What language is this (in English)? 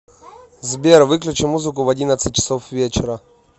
Russian